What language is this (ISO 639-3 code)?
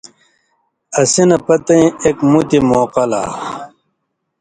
mvy